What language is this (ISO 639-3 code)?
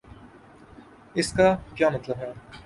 urd